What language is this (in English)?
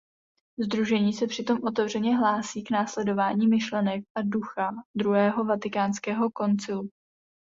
Czech